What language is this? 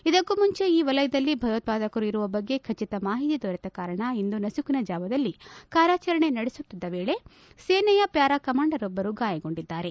Kannada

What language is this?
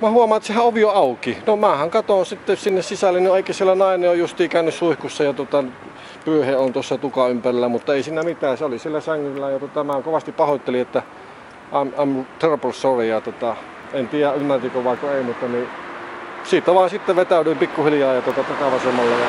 Finnish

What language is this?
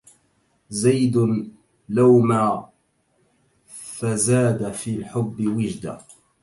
Arabic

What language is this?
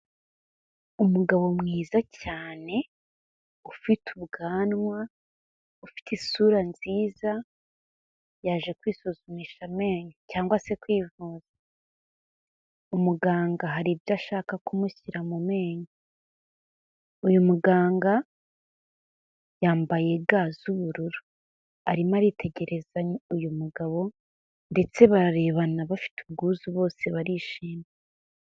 Kinyarwanda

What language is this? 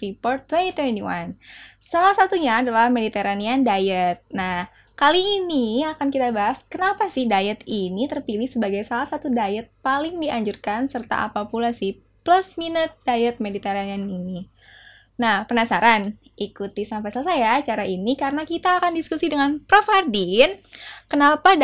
Indonesian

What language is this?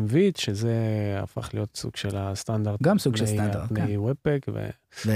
Hebrew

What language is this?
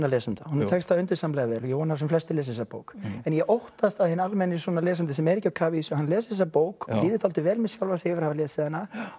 Icelandic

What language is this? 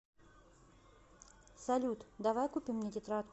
Russian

